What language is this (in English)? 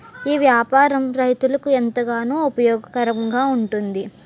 Telugu